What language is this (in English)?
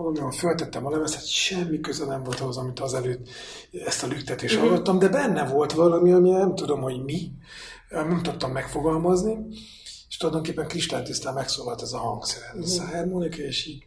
Hungarian